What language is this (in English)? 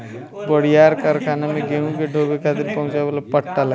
Bhojpuri